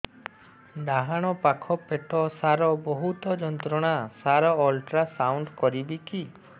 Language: Odia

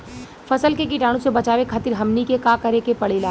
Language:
Bhojpuri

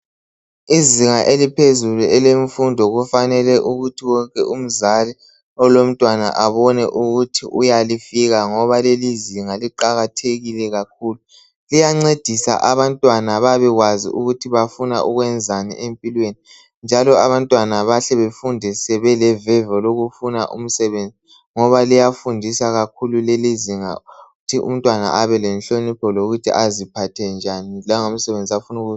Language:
North Ndebele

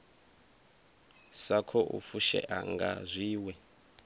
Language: Venda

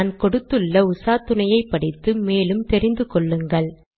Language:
Tamil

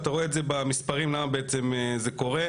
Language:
Hebrew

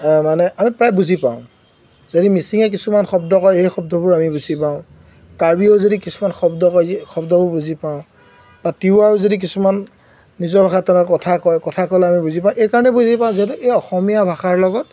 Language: Assamese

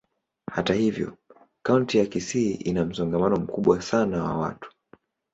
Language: Swahili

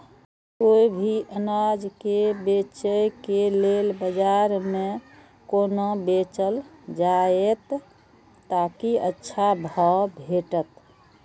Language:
Maithili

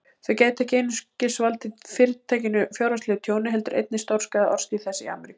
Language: Icelandic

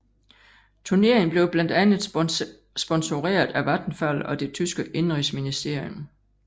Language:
Danish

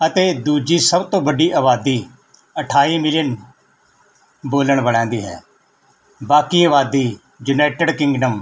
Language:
Punjabi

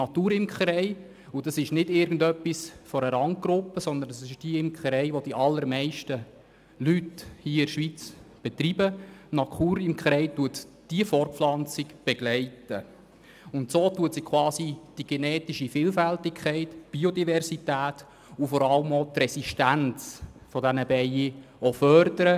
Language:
Swiss German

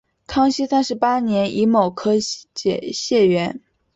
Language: Chinese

